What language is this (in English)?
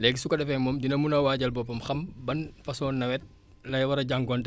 Wolof